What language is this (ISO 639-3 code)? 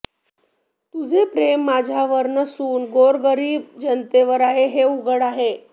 mar